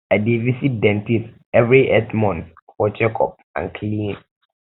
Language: Nigerian Pidgin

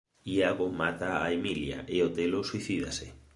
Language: Galician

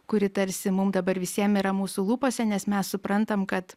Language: Lithuanian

